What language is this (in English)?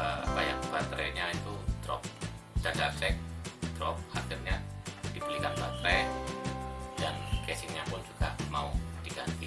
Indonesian